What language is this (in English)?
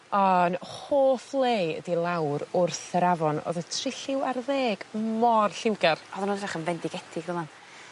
Welsh